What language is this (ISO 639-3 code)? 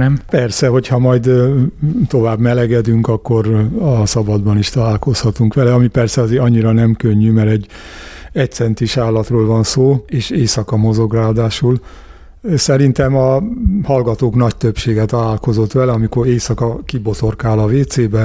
hun